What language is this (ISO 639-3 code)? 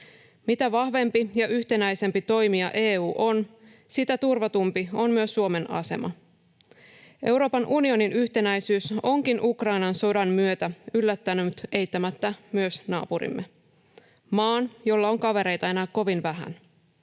fin